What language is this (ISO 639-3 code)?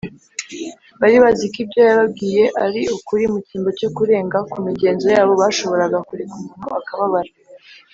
kin